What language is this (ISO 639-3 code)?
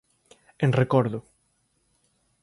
glg